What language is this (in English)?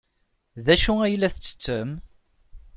Kabyle